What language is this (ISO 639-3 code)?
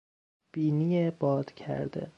fas